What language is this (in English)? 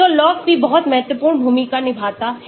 Hindi